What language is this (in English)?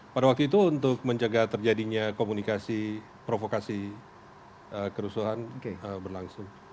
Indonesian